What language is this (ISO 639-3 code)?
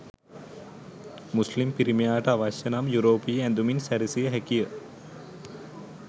sin